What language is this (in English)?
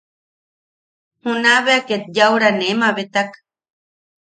Yaqui